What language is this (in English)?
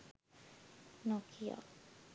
Sinhala